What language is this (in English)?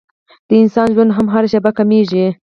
Pashto